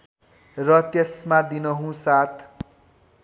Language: Nepali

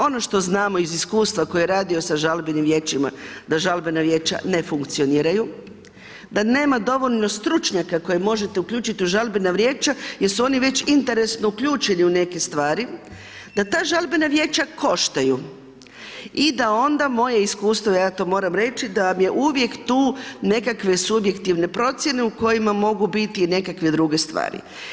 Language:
Croatian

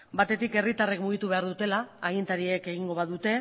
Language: Basque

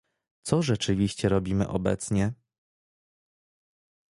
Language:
Polish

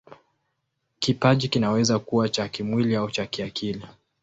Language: Swahili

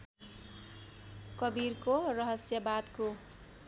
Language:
Nepali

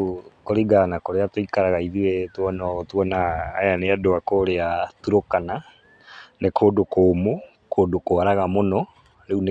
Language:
Kikuyu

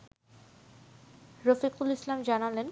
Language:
Bangla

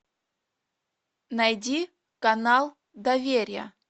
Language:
Russian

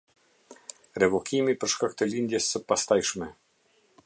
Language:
Albanian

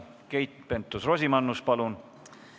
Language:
Estonian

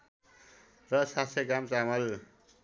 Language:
Nepali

